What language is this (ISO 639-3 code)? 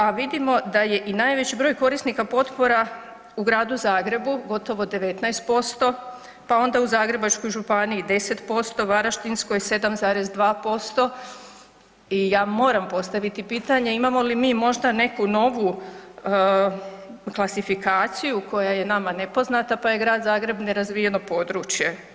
hrv